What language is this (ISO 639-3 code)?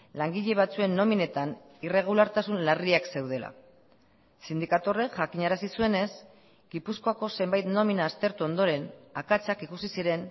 eus